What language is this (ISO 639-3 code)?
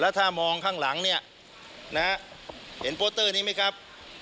tha